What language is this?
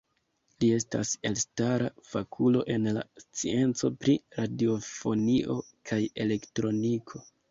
Esperanto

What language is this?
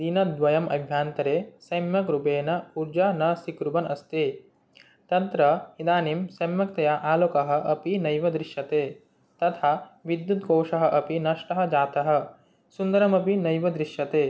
Sanskrit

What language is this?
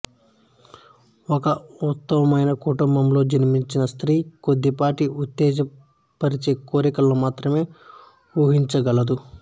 Telugu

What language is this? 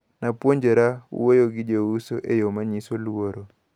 Luo (Kenya and Tanzania)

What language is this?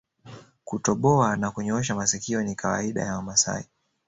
Swahili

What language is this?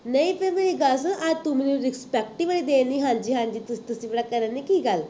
Punjabi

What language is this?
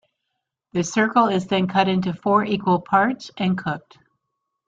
English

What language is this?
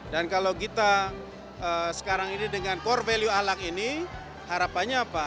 Indonesian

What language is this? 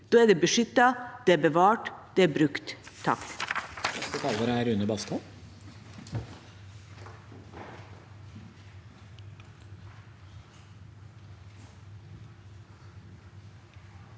Norwegian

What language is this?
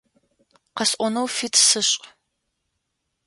Adyghe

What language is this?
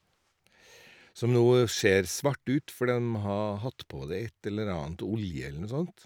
Norwegian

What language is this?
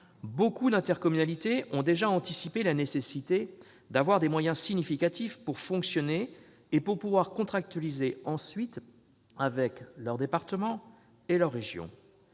French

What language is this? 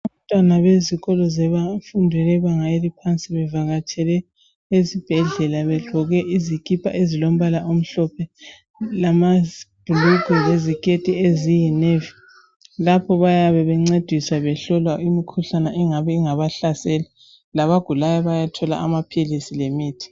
North Ndebele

